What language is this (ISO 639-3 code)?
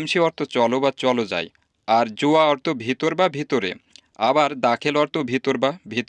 ben